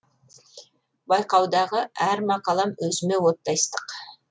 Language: Kazakh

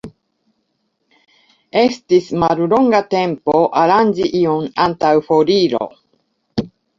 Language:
Esperanto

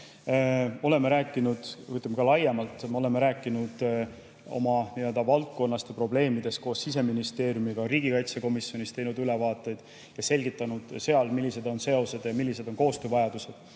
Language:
Estonian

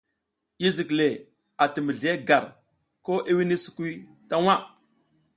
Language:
South Giziga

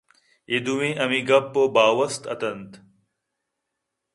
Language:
Eastern Balochi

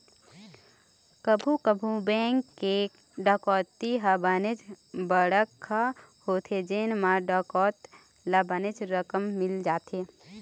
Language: Chhattisgarhi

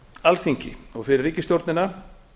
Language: Icelandic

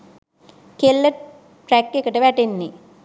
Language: Sinhala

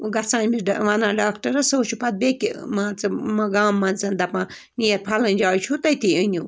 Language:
Kashmiri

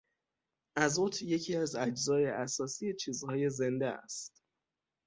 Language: Persian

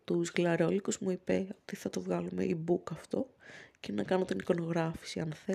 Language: Greek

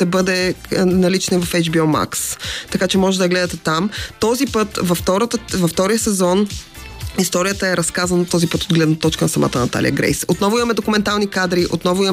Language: Bulgarian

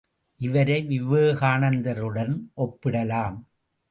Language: Tamil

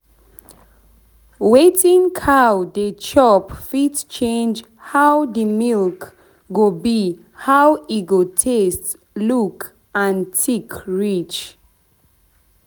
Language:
Nigerian Pidgin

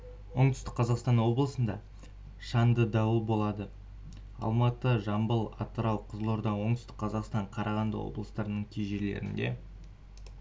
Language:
Kazakh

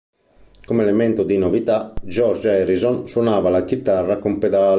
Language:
Italian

